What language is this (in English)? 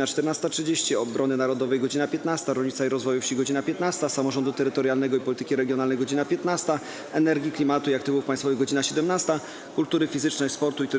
Polish